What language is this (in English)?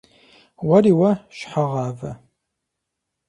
Kabardian